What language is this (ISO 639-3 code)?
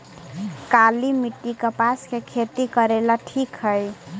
mag